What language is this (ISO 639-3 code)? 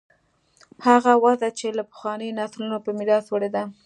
pus